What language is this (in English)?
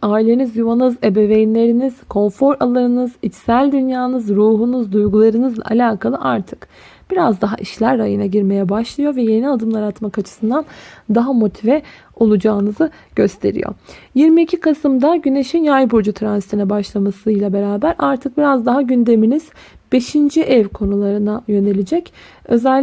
Turkish